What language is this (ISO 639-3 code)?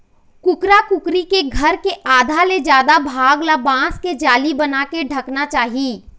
hne